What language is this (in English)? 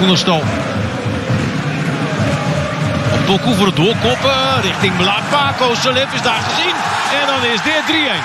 Dutch